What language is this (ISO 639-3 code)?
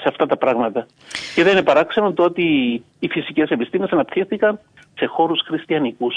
ell